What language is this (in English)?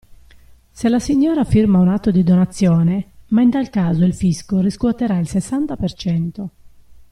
Italian